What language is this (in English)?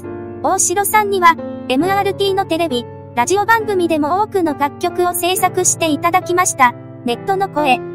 Japanese